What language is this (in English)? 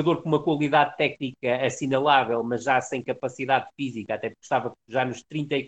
Portuguese